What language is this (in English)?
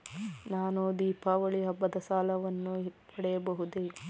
Kannada